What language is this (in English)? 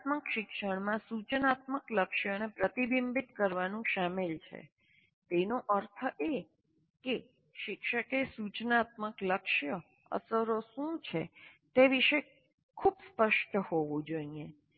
Gujarati